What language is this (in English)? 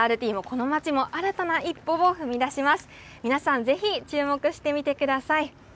Japanese